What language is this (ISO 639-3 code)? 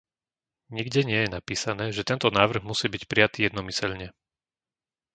slk